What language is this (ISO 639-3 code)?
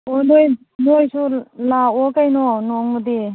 mni